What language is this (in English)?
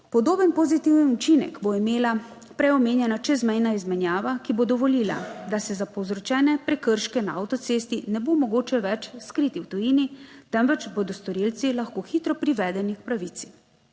Slovenian